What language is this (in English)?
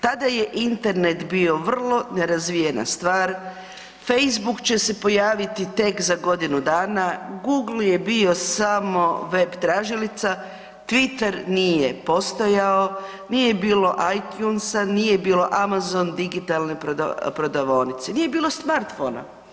Croatian